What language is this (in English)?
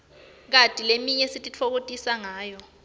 Swati